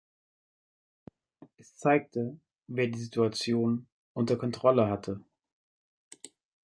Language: German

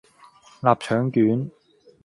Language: Cantonese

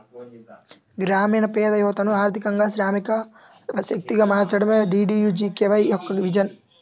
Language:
Telugu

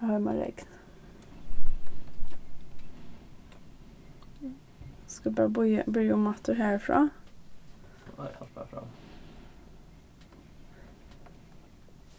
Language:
Faroese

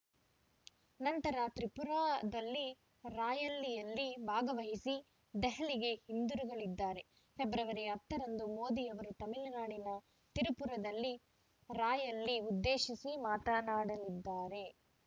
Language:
Kannada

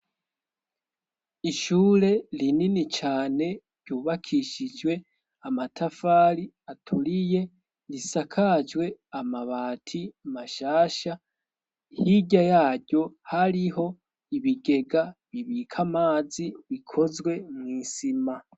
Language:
Rundi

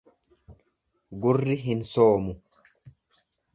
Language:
Oromo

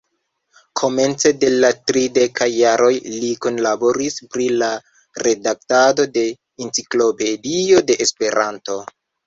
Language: Esperanto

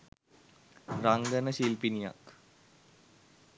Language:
Sinhala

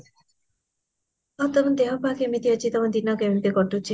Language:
Odia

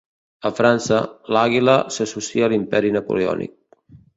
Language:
Catalan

